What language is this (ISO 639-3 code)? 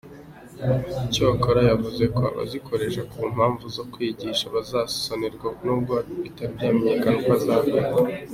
kin